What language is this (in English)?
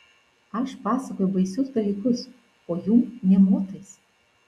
Lithuanian